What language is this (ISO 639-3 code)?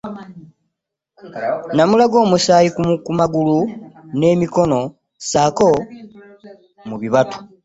lug